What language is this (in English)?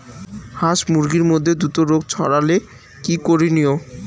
Bangla